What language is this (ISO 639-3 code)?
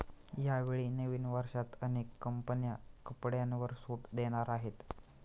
mar